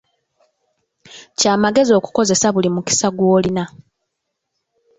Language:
Ganda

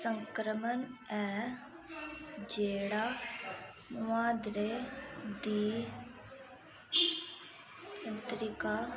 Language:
Dogri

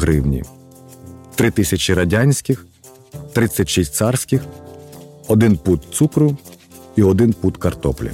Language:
Ukrainian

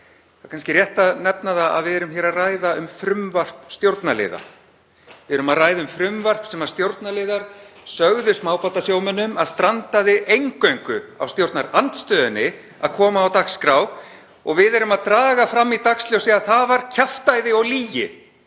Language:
Icelandic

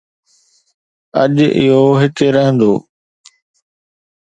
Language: Sindhi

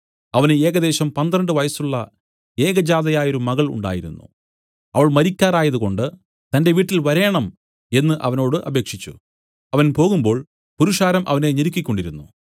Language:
Malayalam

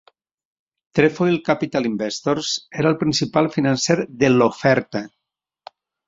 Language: Catalan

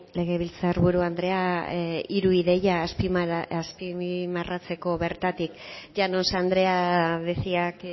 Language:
Basque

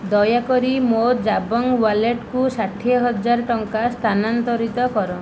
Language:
Odia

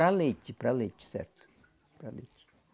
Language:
Portuguese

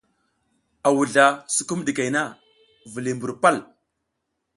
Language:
South Giziga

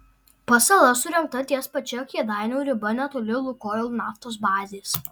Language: Lithuanian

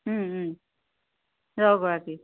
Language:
Assamese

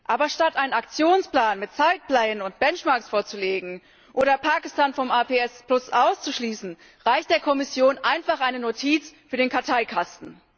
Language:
German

